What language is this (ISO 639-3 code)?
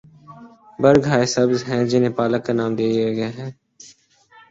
urd